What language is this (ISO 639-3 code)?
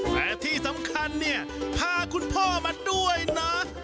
tha